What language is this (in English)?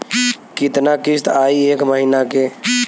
Bhojpuri